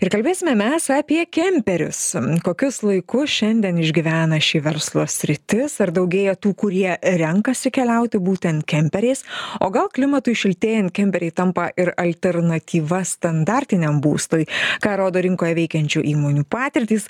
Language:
Lithuanian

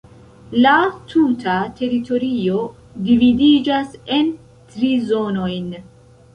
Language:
Esperanto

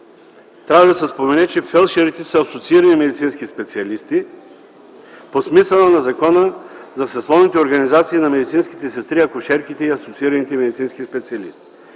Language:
Bulgarian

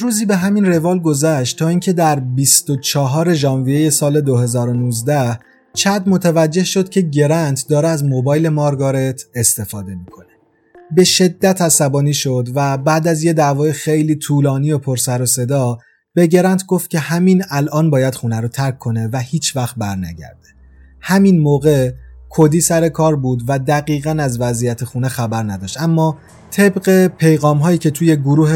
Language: Persian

